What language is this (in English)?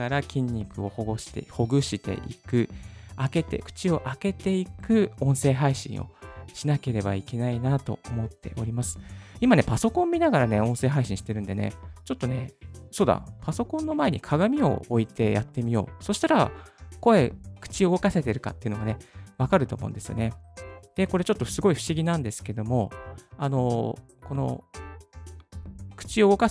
Japanese